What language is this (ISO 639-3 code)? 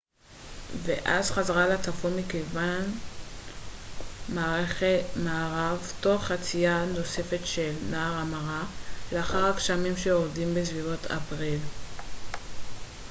heb